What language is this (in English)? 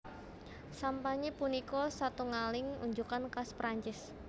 Javanese